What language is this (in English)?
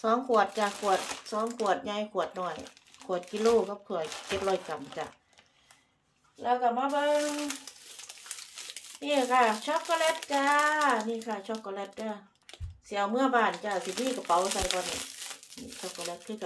Thai